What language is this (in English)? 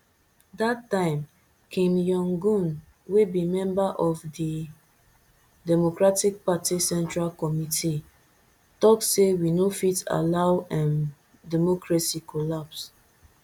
Nigerian Pidgin